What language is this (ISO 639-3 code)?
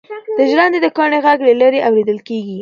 pus